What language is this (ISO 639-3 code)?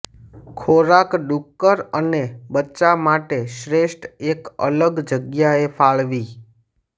guj